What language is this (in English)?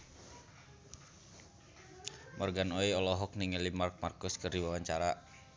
Sundanese